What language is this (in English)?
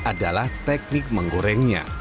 Indonesian